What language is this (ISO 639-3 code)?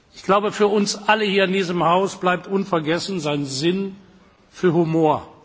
deu